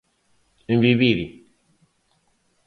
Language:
Galician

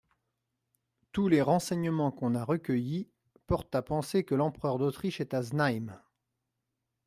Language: French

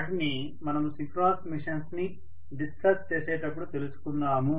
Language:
Telugu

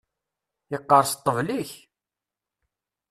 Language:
Kabyle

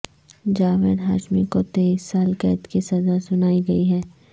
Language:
Urdu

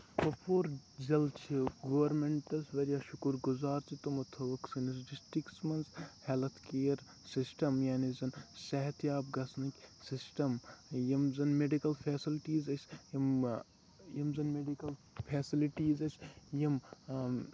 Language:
Kashmiri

